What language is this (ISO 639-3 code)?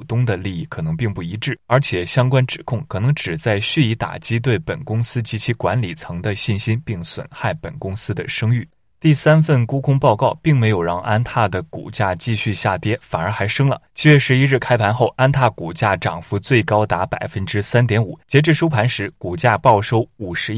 zho